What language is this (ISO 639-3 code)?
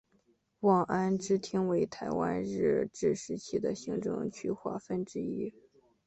zho